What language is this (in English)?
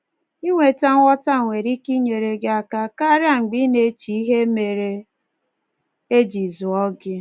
Igbo